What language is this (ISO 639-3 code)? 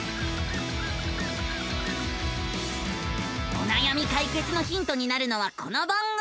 jpn